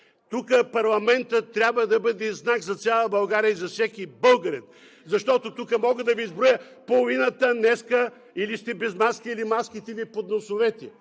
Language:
Bulgarian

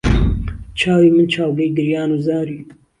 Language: Central Kurdish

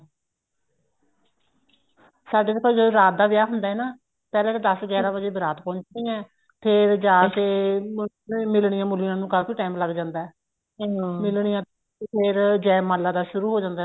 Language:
Punjabi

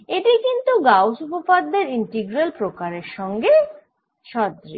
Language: Bangla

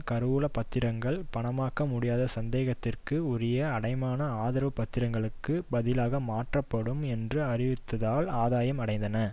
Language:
Tamil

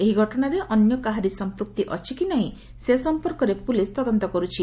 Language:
Odia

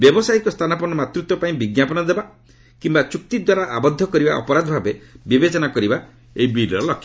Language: Odia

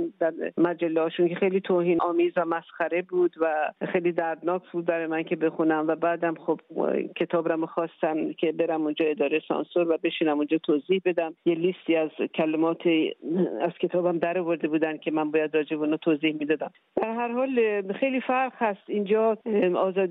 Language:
Persian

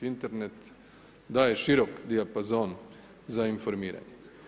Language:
Croatian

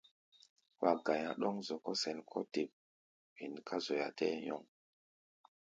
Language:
Gbaya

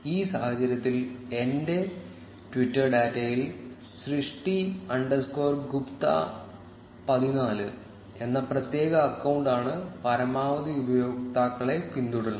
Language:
Malayalam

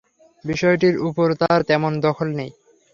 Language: Bangla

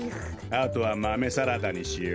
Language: Japanese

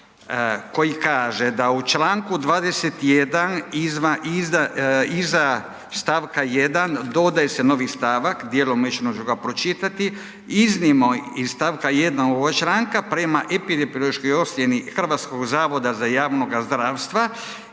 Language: Croatian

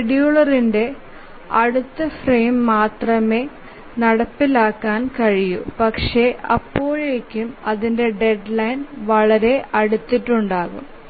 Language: Malayalam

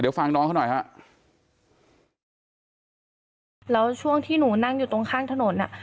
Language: Thai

